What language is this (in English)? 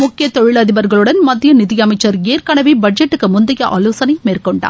Tamil